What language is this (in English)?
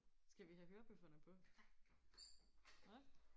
Danish